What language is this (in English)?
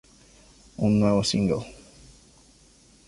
Spanish